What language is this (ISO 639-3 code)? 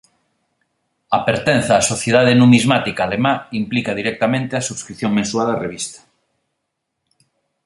glg